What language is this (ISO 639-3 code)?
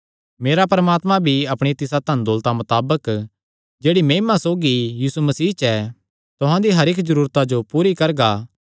xnr